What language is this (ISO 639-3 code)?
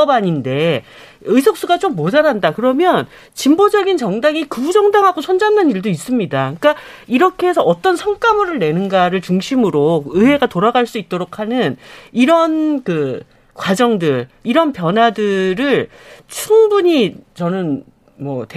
kor